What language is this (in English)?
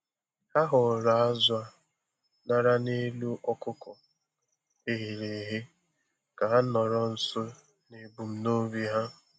Igbo